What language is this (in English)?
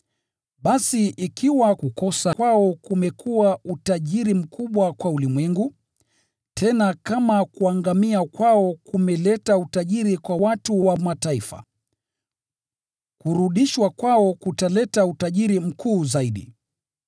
Swahili